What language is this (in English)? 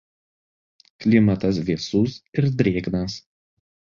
Lithuanian